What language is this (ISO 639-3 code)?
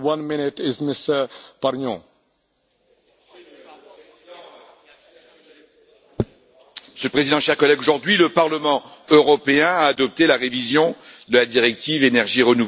fra